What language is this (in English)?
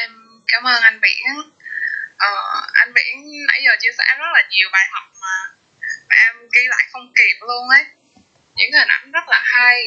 Vietnamese